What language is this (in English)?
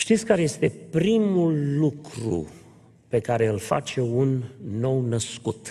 Romanian